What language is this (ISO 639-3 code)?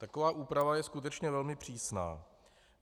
ces